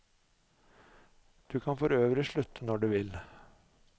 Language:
Norwegian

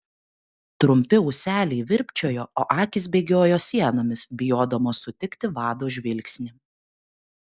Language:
Lithuanian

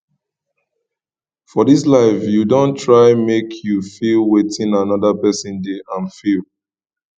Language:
Nigerian Pidgin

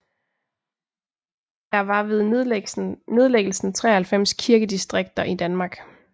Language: Danish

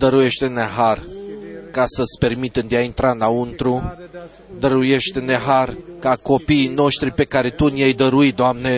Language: Romanian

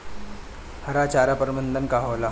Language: Bhojpuri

